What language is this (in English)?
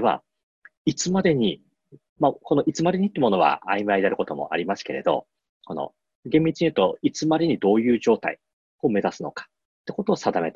Japanese